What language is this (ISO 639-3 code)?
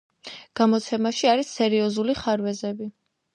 kat